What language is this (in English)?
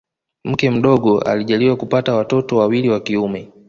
Swahili